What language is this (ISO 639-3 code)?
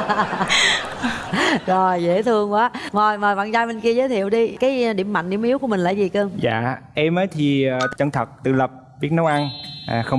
vie